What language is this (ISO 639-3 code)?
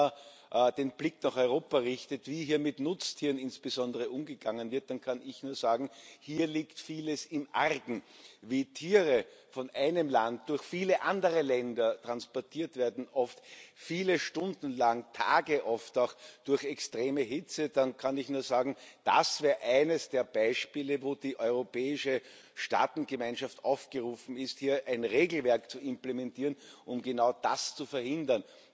deu